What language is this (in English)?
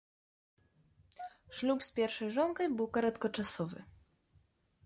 Belarusian